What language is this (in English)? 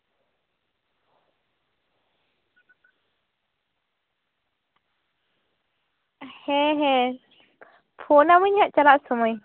Santali